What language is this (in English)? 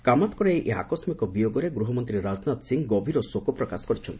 Odia